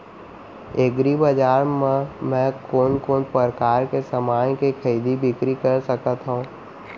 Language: Chhattisgarhi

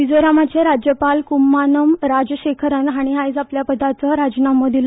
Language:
Konkani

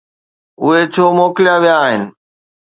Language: Sindhi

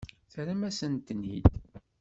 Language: Kabyle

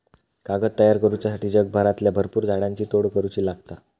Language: Marathi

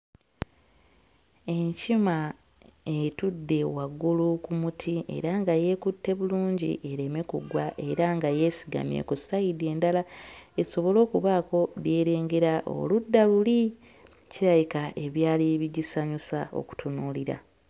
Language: Ganda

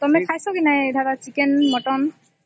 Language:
Odia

